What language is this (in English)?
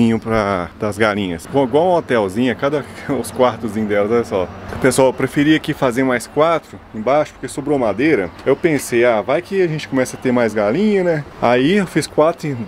Portuguese